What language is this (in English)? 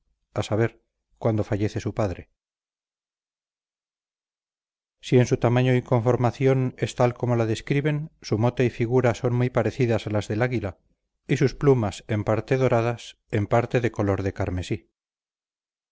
Spanish